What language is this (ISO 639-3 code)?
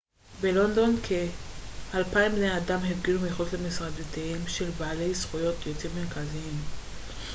heb